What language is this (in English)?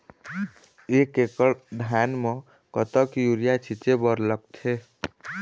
Chhattisgarhi